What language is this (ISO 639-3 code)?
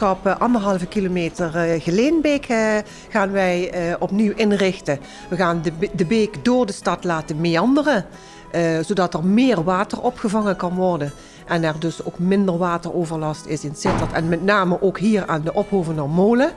nld